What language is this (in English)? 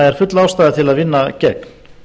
Icelandic